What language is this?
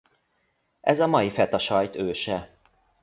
Hungarian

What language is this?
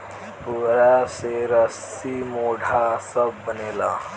Bhojpuri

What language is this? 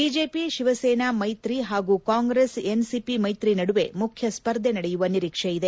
Kannada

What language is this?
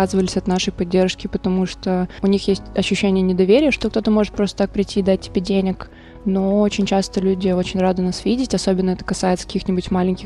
Russian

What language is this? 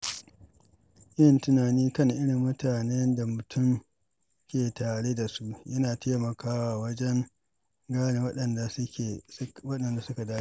Hausa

